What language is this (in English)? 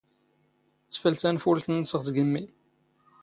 Standard Moroccan Tamazight